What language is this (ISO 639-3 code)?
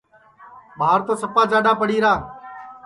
ssi